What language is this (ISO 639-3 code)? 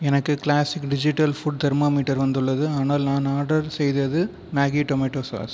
tam